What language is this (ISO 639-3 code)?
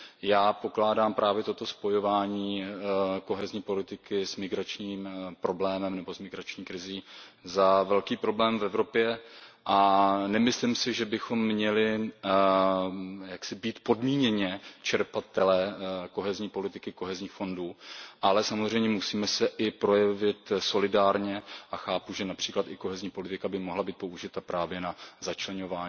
ces